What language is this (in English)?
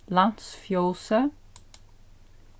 Faroese